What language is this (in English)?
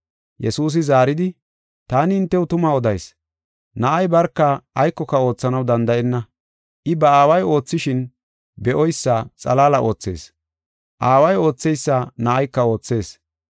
Gofa